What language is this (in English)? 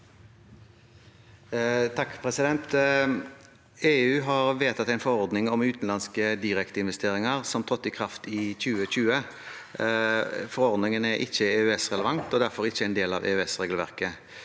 Norwegian